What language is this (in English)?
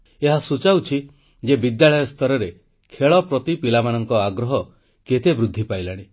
Odia